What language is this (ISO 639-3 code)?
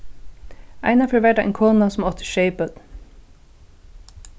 fao